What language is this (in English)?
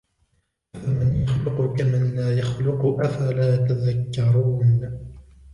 Arabic